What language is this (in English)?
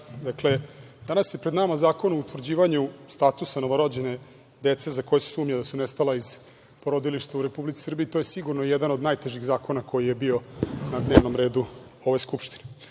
Serbian